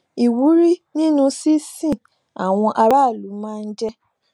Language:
Yoruba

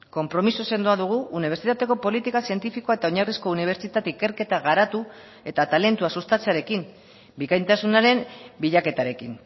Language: Basque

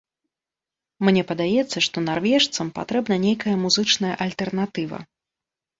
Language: Belarusian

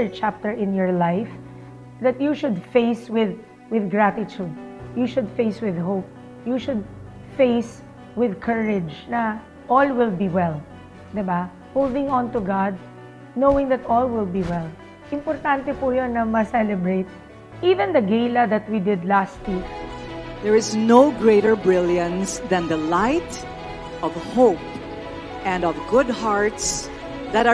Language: Filipino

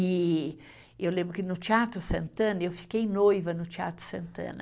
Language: Portuguese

